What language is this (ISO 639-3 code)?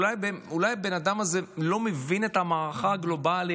heb